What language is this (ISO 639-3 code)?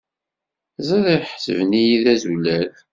kab